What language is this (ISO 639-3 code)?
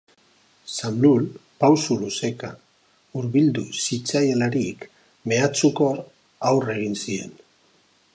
eus